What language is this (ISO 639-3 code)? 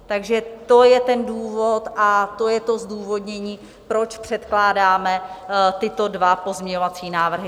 ces